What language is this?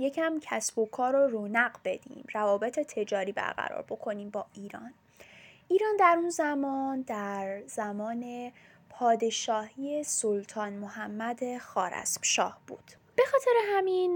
Persian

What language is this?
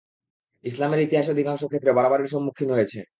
Bangla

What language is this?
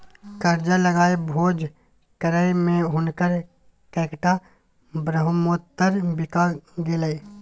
Maithili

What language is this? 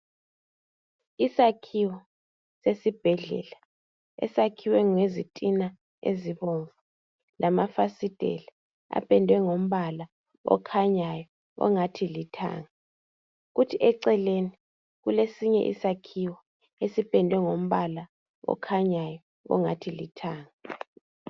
North Ndebele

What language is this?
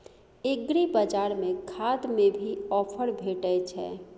Maithili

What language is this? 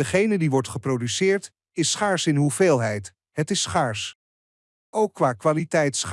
Dutch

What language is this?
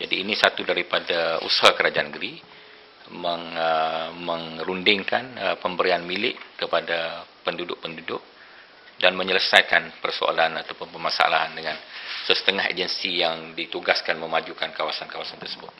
Malay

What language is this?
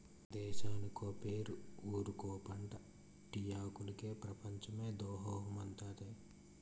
Telugu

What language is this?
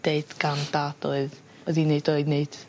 Welsh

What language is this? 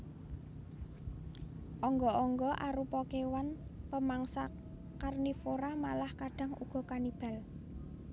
Javanese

